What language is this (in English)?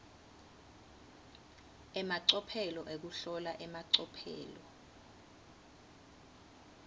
Swati